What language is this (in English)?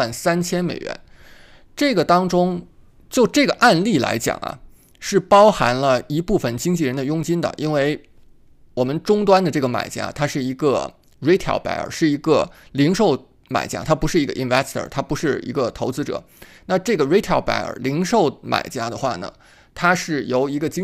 Chinese